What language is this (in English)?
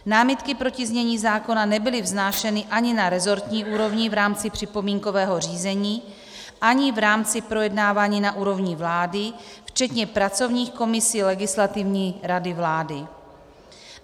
Czech